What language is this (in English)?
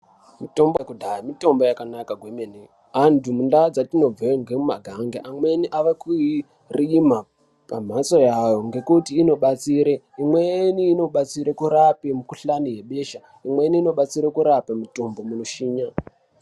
Ndau